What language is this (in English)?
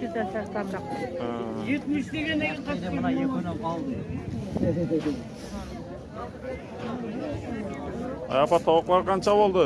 Turkish